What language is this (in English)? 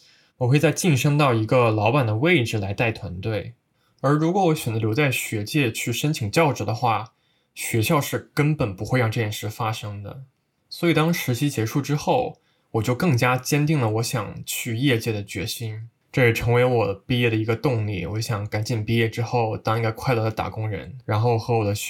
Chinese